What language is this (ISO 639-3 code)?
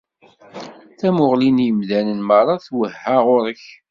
kab